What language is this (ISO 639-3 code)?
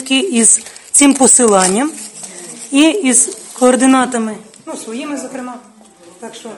ukr